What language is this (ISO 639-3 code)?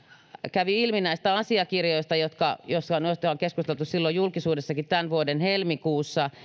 fin